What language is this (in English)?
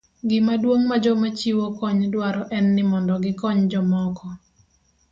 Luo (Kenya and Tanzania)